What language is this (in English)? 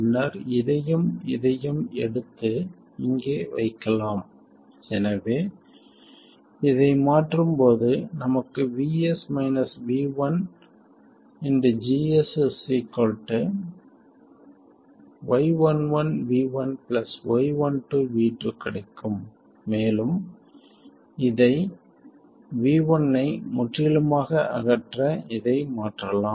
Tamil